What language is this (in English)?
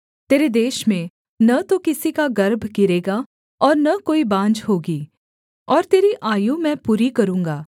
Hindi